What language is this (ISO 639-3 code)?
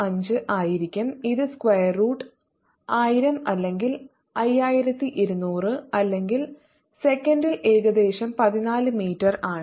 mal